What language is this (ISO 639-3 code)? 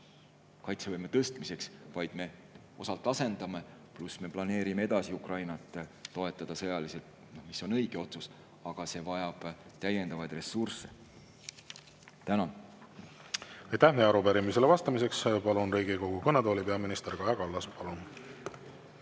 est